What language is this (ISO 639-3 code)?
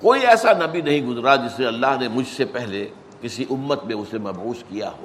urd